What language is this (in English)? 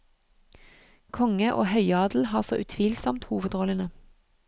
Norwegian